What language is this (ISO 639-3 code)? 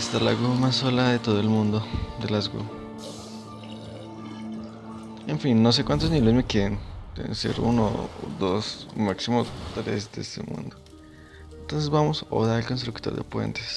spa